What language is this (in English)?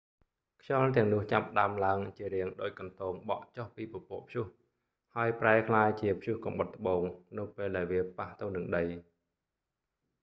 Khmer